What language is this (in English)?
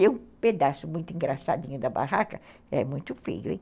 Portuguese